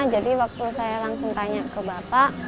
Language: Indonesian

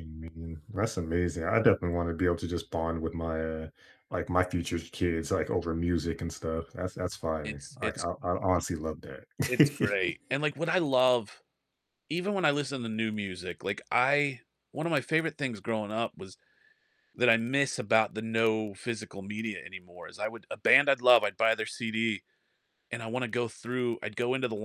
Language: English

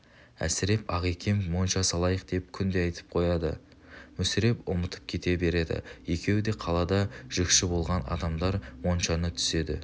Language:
Kazakh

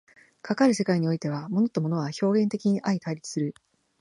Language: Japanese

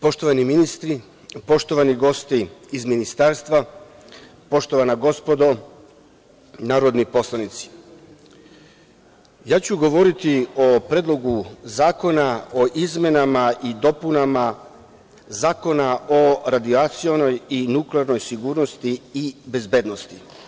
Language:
Serbian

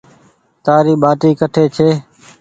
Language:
Goaria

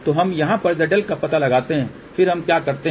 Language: Hindi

